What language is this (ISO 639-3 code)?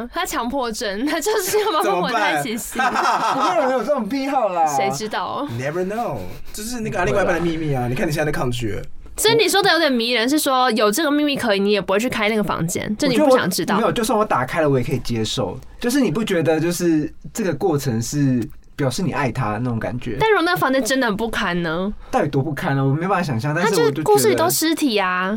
zho